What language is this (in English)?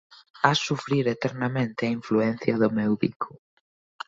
Galician